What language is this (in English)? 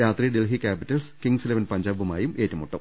Malayalam